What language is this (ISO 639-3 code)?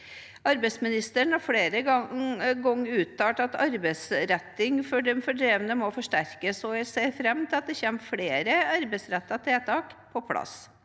nor